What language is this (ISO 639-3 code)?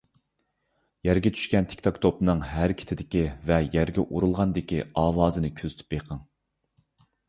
uig